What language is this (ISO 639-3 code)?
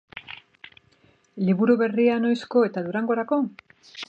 eus